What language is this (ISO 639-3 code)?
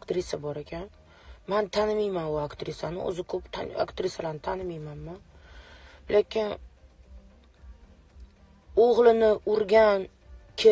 rus